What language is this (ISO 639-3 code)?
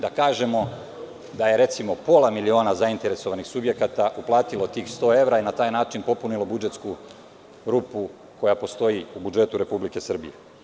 srp